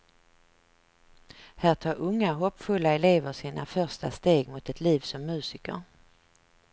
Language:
Swedish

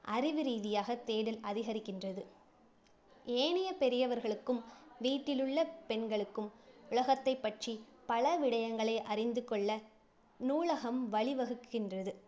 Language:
Tamil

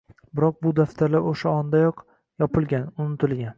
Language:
Uzbek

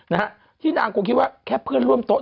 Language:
Thai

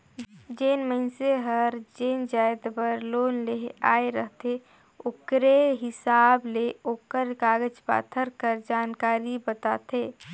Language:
Chhattisgarhi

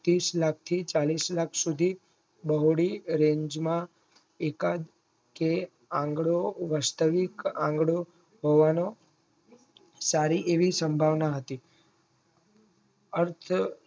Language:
Gujarati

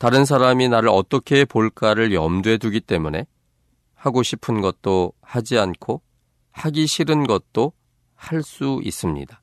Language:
Korean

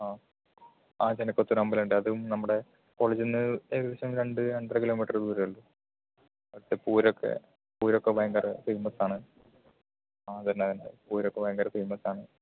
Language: Malayalam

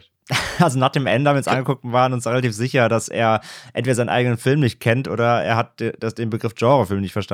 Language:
German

